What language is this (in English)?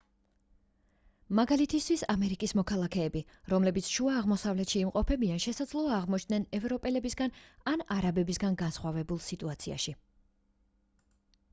Georgian